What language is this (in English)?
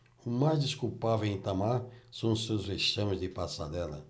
Portuguese